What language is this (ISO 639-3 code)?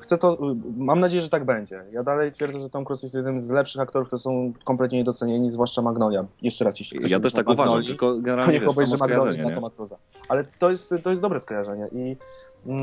pol